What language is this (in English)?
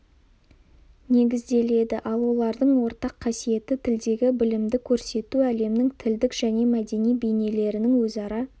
Kazakh